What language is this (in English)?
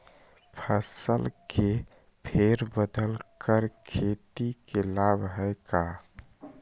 Magahi